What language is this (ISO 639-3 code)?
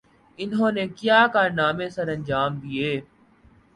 urd